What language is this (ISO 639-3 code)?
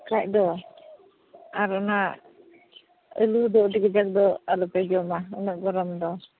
sat